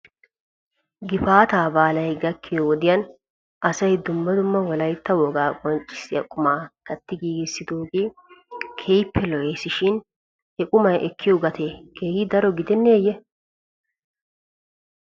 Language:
Wolaytta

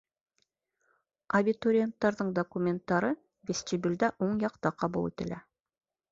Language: Bashkir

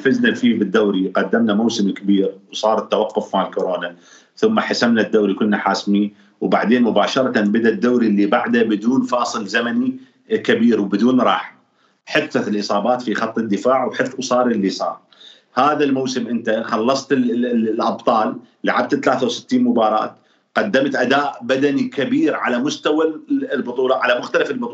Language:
Arabic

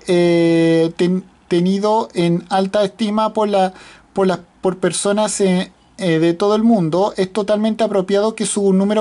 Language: Spanish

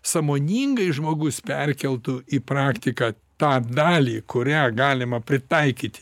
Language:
Lithuanian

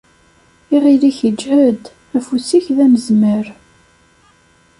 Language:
Kabyle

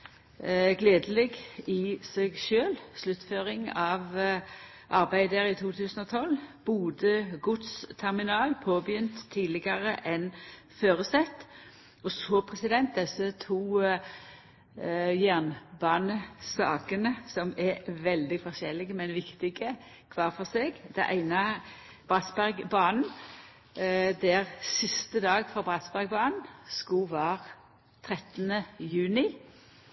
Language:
Norwegian Nynorsk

